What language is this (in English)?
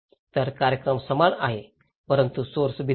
Marathi